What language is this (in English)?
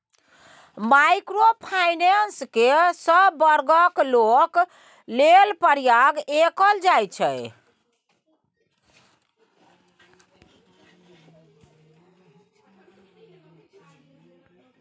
Maithili